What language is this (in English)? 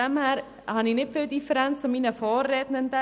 Swiss German